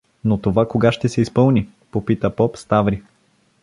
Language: Bulgarian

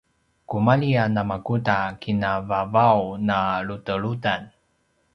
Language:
Paiwan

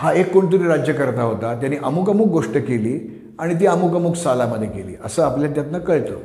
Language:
Marathi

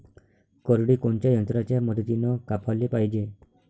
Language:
Marathi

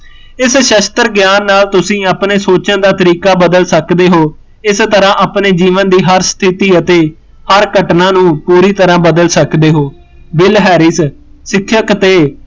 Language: Punjabi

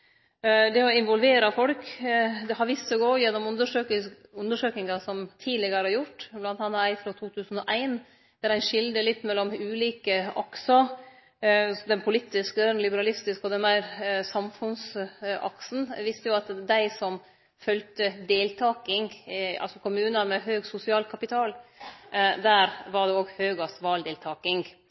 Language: Norwegian Nynorsk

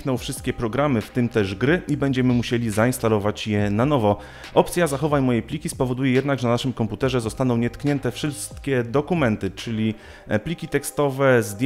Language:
Polish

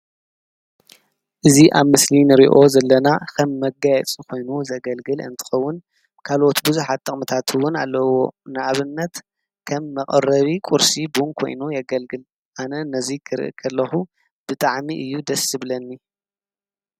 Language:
Tigrinya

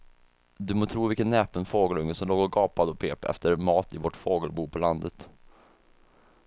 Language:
Swedish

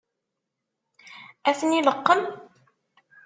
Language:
Kabyle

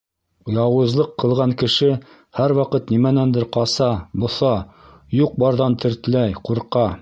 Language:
Bashkir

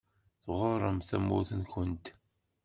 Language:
Kabyle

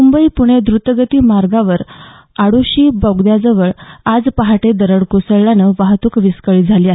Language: Marathi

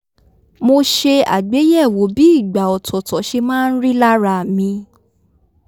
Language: Yoruba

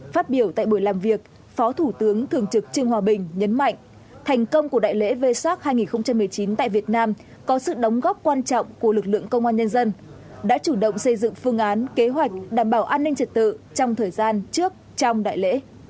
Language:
Vietnamese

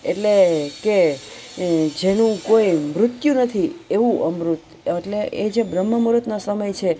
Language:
Gujarati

